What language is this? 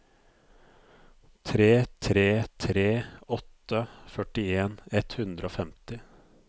Norwegian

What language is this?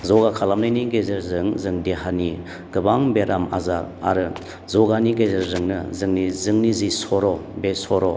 Bodo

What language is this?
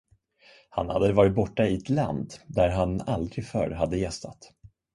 Swedish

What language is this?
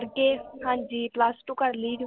Punjabi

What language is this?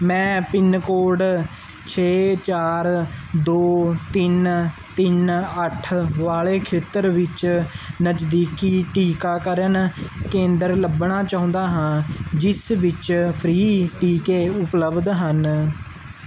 Punjabi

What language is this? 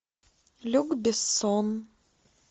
Russian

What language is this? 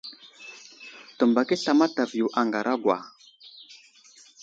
Wuzlam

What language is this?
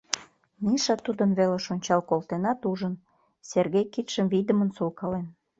Mari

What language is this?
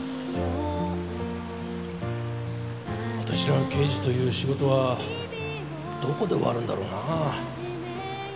Japanese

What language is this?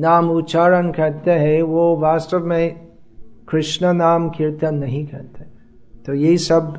Hindi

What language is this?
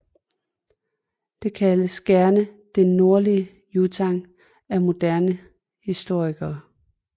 Danish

